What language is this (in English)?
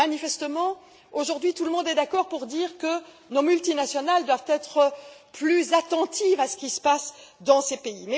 French